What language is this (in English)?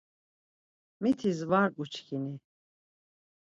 Laz